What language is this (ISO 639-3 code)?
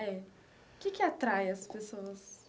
por